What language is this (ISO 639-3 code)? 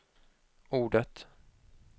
swe